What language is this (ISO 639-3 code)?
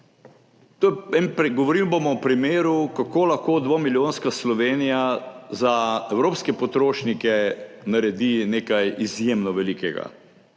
slv